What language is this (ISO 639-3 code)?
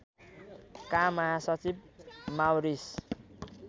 nep